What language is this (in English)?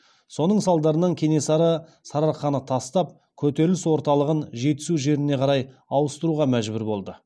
Kazakh